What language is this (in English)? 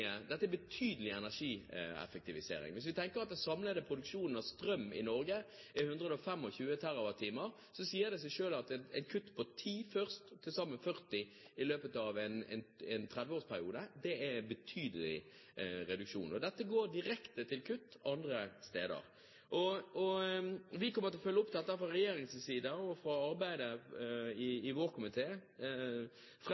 Norwegian Bokmål